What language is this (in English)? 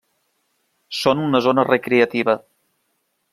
Catalan